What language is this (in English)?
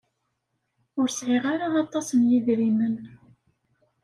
Kabyle